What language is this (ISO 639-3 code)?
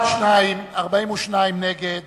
heb